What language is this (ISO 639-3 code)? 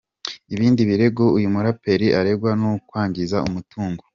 kin